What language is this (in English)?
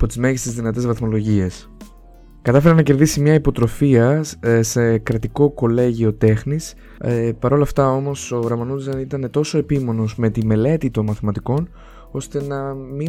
Greek